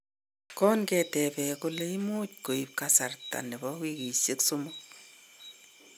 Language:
Kalenjin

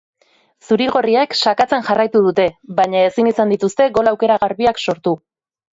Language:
Basque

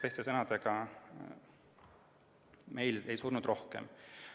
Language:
Estonian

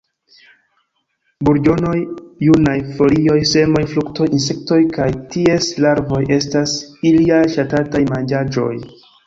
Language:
Esperanto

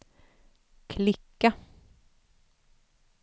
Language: Swedish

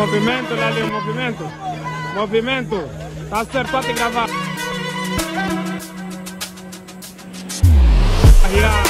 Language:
Romanian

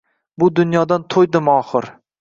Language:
Uzbek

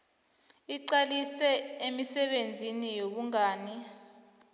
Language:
South Ndebele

